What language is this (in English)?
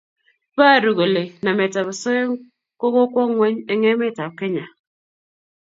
Kalenjin